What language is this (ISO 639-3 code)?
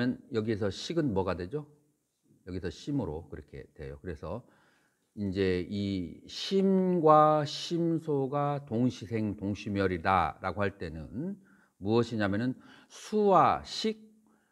kor